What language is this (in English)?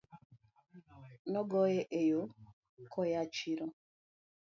Luo (Kenya and Tanzania)